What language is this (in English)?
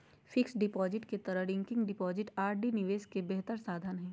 Magahi